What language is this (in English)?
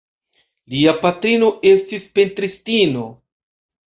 Esperanto